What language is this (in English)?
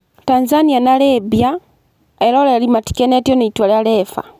Kikuyu